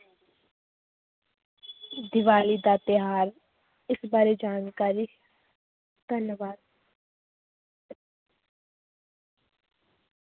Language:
Punjabi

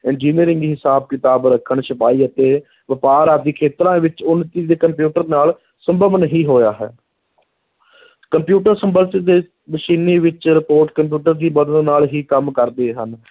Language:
Punjabi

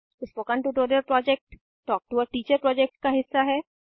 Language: Hindi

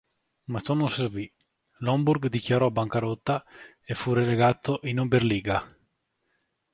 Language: Italian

